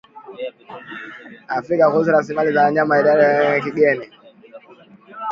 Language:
Swahili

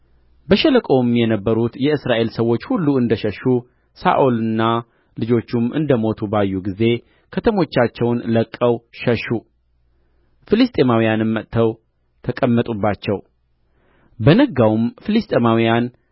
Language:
Amharic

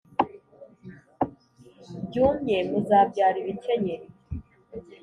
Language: Kinyarwanda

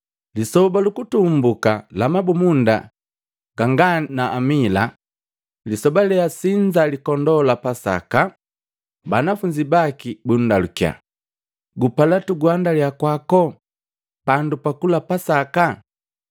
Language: Matengo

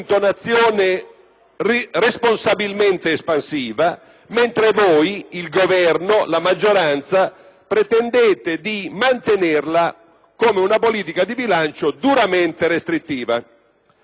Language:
Italian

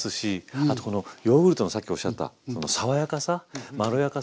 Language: Japanese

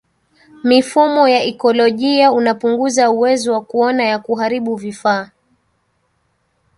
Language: Swahili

